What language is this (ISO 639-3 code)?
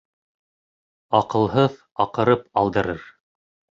bak